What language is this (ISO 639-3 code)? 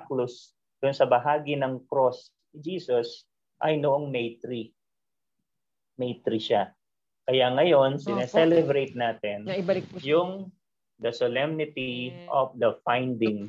fil